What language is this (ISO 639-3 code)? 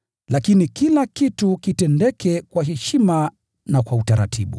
swa